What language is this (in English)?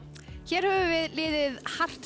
Icelandic